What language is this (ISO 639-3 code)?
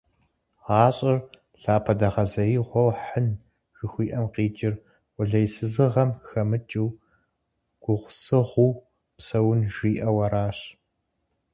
kbd